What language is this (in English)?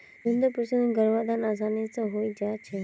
Magahi